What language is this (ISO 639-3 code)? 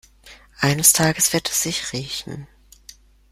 deu